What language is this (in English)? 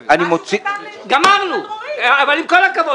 Hebrew